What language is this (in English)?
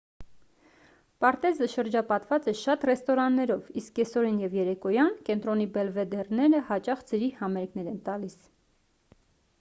Armenian